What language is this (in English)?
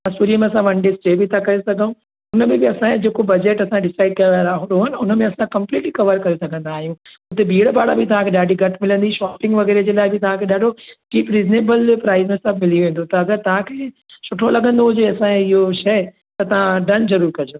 Sindhi